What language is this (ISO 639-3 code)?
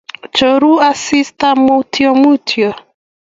kln